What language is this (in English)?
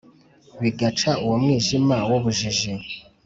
Kinyarwanda